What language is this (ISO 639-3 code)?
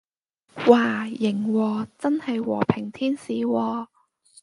yue